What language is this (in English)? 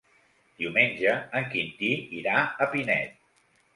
Catalan